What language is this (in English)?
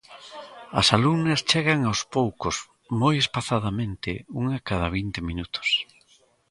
Galician